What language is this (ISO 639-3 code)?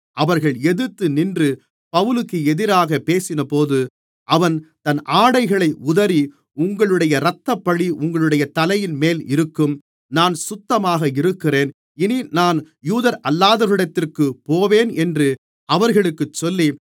tam